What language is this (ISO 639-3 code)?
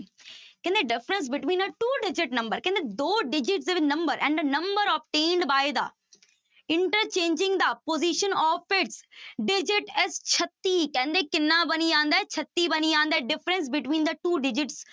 pan